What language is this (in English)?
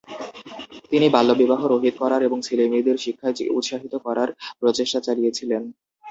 Bangla